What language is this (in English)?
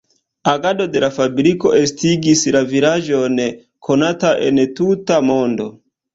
Esperanto